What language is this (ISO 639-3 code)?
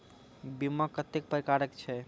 mai